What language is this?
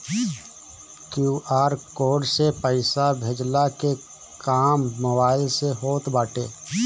Bhojpuri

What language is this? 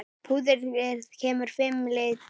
Icelandic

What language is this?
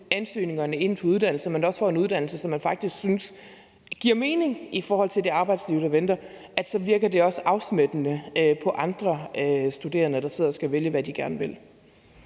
Danish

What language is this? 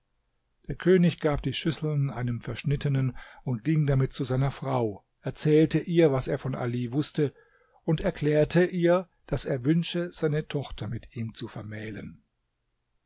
German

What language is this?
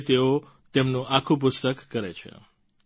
Gujarati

